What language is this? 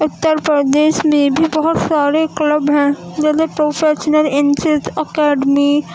Urdu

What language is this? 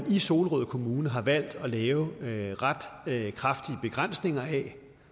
Danish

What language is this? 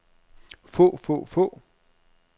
Danish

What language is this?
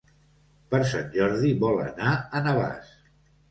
Catalan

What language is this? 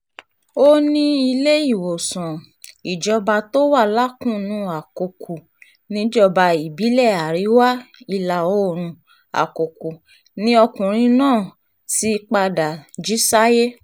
Yoruba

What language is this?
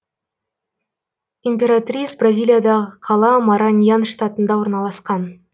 Kazakh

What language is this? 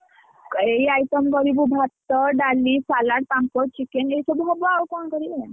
Odia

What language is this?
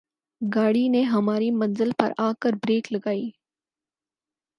Urdu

